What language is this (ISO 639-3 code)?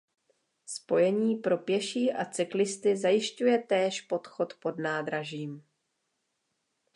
ces